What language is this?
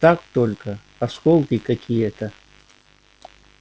Russian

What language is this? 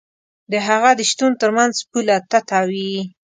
Pashto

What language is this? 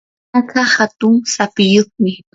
Yanahuanca Pasco Quechua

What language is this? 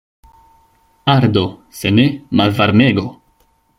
Esperanto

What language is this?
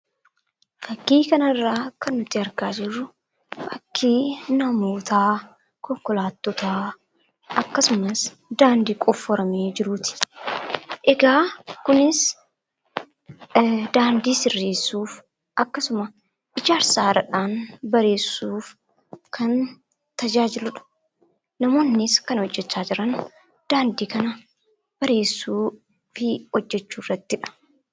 Oromo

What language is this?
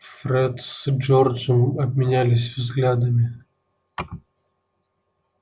Russian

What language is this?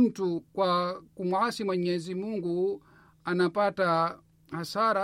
Swahili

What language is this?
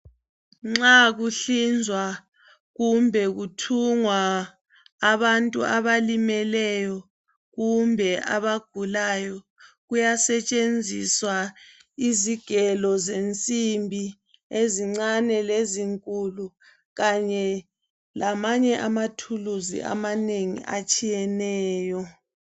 North Ndebele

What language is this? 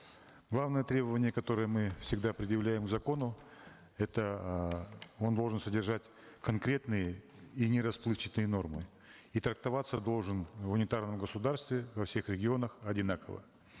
Kazakh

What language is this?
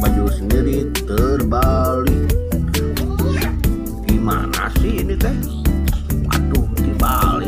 Dutch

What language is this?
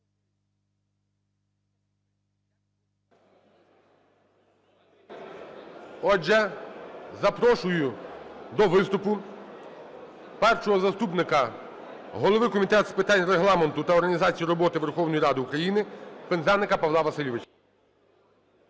Ukrainian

